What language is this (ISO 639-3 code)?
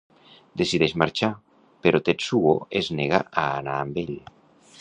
cat